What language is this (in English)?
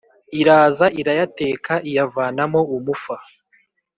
Kinyarwanda